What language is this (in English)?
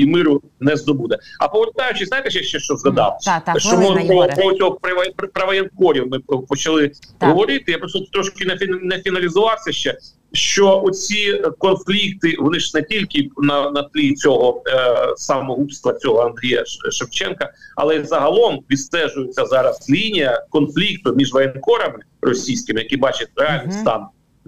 Ukrainian